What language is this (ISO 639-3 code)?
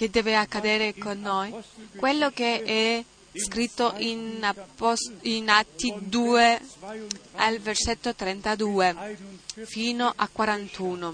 ita